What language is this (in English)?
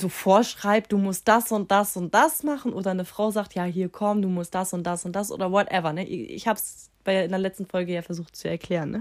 German